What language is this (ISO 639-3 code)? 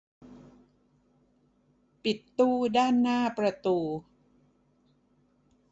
tha